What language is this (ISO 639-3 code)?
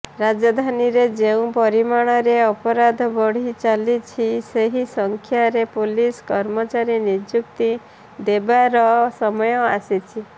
ori